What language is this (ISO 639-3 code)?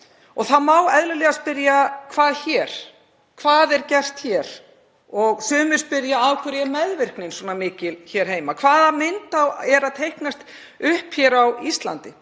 isl